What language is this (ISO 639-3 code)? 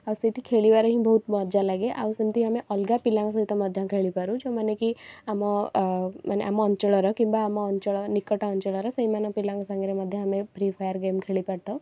ori